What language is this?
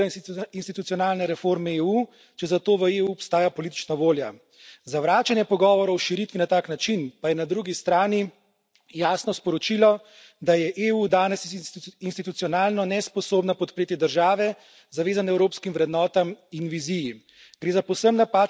Slovenian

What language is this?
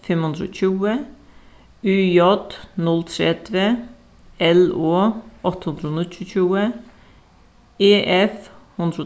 Faroese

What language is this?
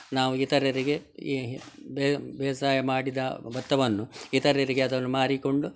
Kannada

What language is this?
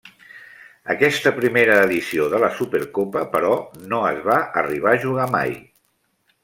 Catalan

